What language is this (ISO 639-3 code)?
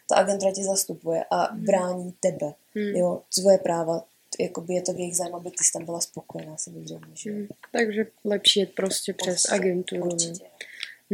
ces